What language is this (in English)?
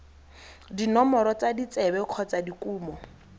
Tswana